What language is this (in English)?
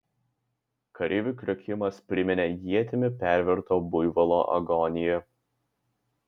Lithuanian